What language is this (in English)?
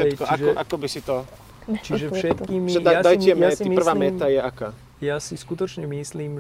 Slovak